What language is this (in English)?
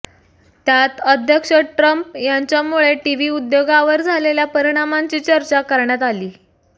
Marathi